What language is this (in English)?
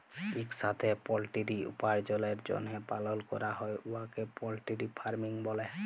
Bangla